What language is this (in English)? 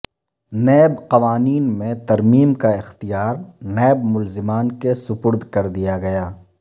Urdu